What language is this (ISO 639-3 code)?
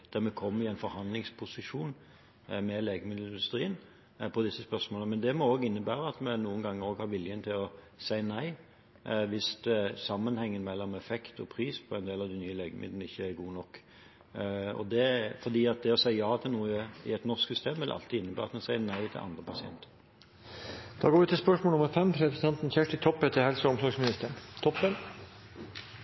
nor